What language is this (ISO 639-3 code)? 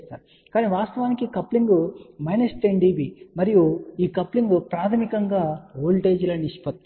tel